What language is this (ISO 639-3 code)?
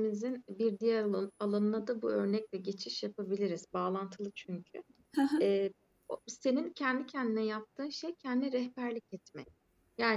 tur